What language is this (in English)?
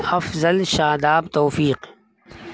Urdu